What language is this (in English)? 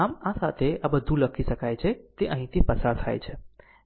Gujarati